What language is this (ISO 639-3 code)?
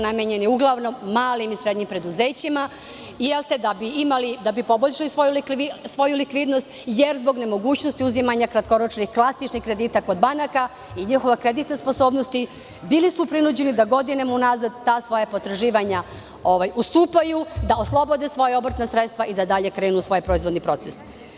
srp